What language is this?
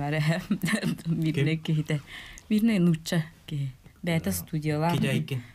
Turkish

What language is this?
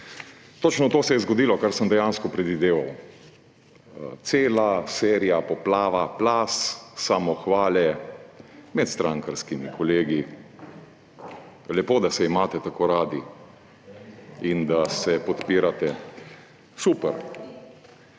Slovenian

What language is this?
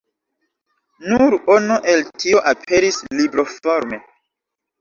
Esperanto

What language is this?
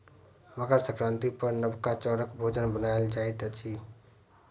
Maithili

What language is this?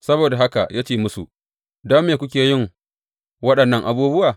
Hausa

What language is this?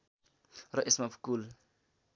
Nepali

